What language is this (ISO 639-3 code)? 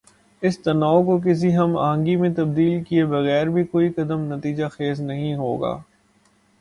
urd